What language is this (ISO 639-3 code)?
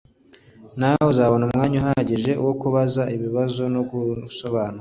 kin